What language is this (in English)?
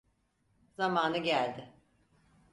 Turkish